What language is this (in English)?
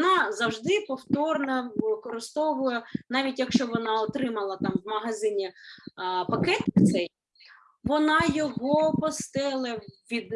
Ukrainian